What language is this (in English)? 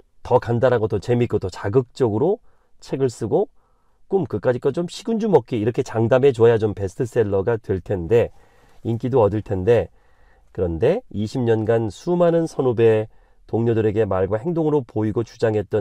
Korean